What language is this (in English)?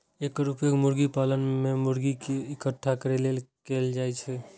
Maithili